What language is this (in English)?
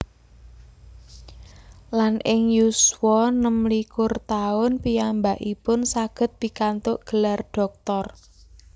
Javanese